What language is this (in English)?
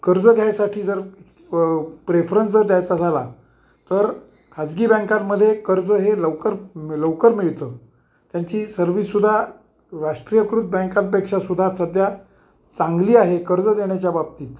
Marathi